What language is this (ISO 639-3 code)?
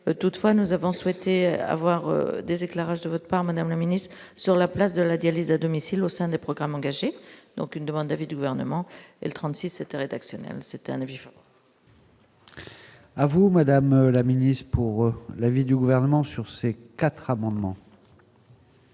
fra